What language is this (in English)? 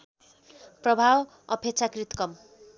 Nepali